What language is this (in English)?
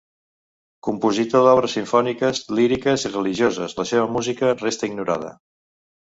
Catalan